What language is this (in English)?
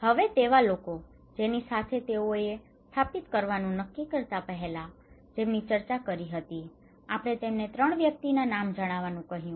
Gujarati